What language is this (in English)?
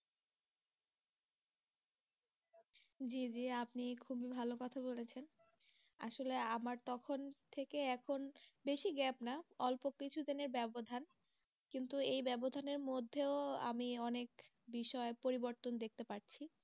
Bangla